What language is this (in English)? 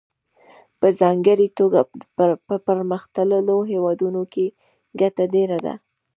Pashto